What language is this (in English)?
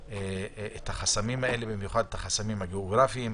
Hebrew